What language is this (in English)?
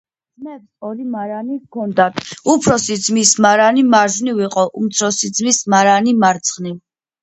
Georgian